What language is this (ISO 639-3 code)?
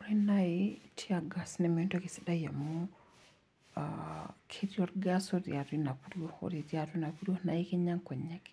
mas